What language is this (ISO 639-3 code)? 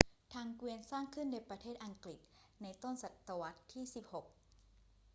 tha